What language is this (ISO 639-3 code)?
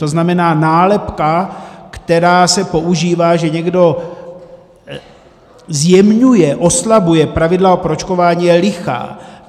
ces